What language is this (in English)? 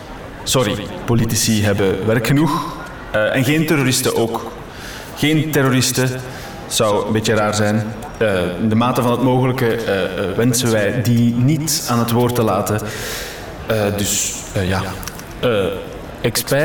Dutch